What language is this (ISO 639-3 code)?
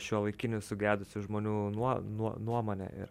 lit